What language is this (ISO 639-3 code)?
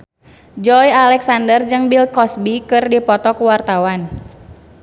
sun